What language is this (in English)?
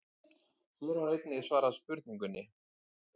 Icelandic